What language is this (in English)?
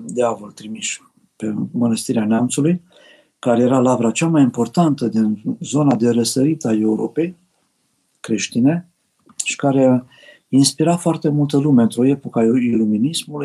Romanian